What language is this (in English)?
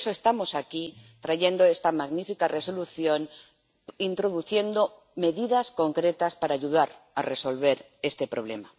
Spanish